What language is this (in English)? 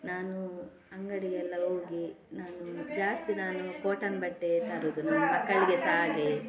Kannada